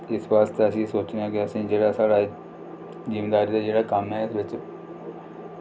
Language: Dogri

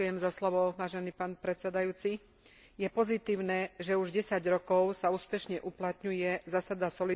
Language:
Slovak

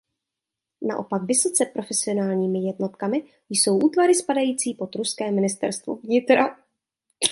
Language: Czech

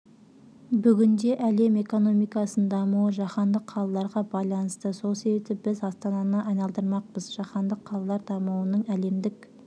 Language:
Kazakh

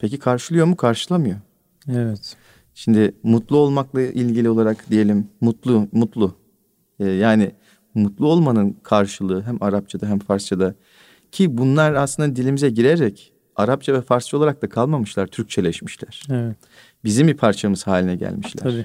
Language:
Turkish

